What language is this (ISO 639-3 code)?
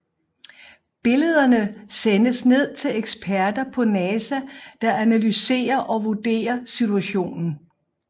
dan